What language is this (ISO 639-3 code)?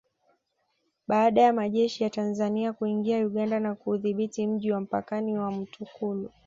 swa